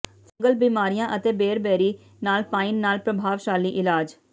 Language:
Punjabi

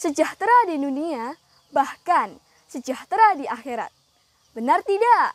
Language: Indonesian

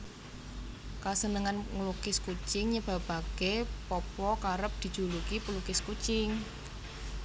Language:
Javanese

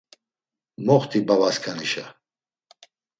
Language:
Laz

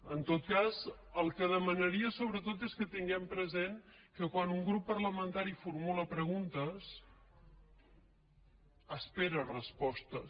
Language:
Catalan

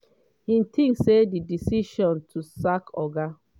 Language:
Nigerian Pidgin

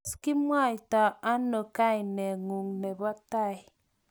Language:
Kalenjin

